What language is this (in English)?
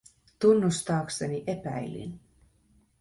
Finnish